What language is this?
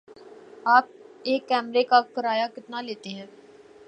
Urdu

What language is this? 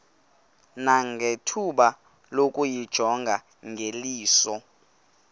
Xhosa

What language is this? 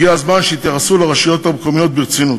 Hebrew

